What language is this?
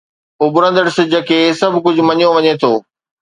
Sindhi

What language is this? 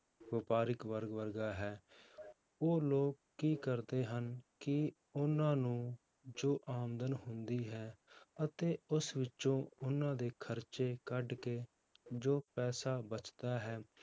Punjabi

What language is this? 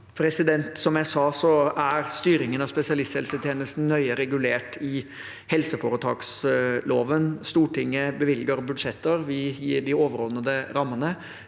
Norwegian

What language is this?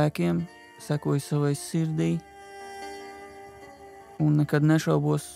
Dutch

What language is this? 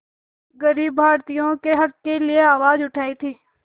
Hindi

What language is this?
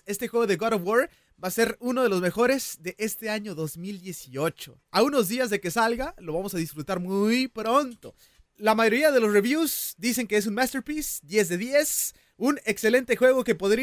Spanish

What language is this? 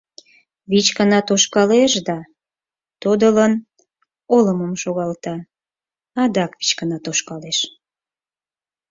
Mari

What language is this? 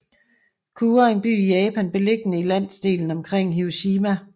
Danish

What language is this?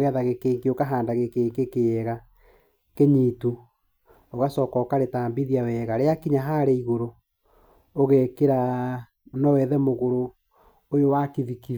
Kikuyu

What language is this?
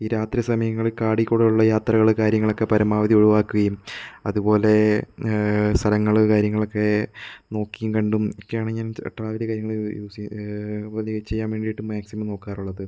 Malayalam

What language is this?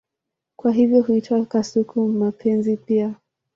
Swahili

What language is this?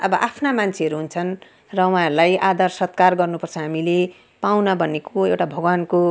Nepali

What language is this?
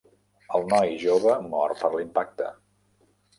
Catalan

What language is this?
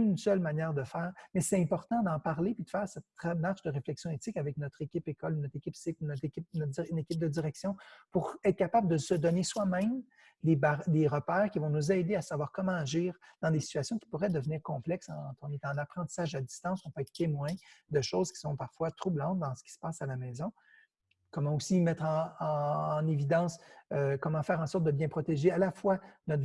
French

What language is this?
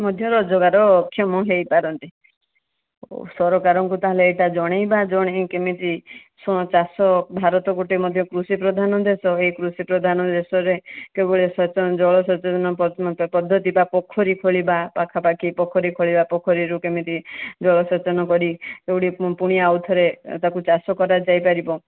Odia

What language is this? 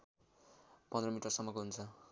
Nepali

